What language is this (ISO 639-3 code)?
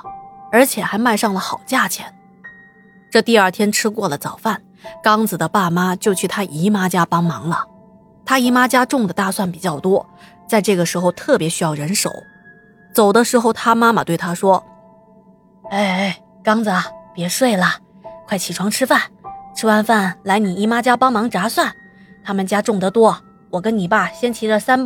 zho